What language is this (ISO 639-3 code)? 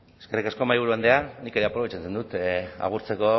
eus